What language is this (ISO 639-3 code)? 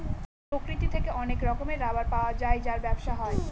ben